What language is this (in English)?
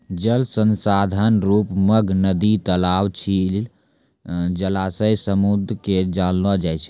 Maithili